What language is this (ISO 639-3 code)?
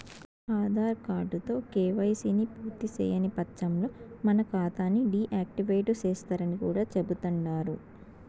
tel